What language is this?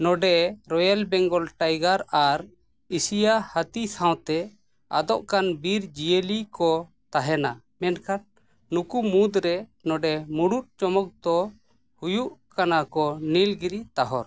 Santali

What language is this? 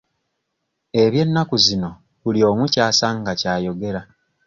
Ganda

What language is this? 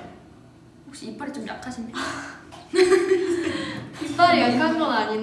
Korean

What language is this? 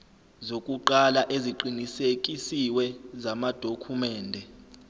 Zulu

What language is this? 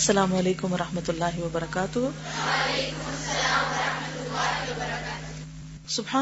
Urdu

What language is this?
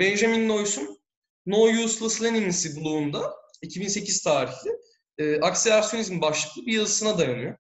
Turkish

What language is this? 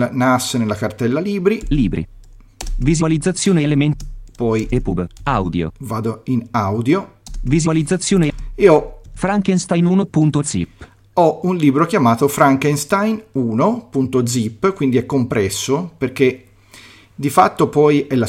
Italian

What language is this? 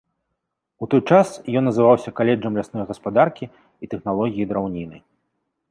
Belarusian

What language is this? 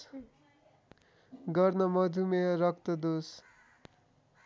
Nepali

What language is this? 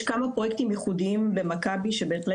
Hebrew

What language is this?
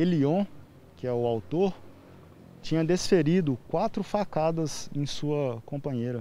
Portuguese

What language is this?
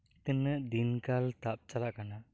Santali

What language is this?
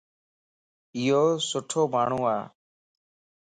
Lasi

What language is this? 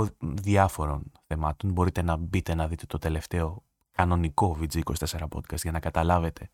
Greek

